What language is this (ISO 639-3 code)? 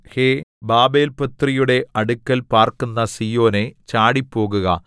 mal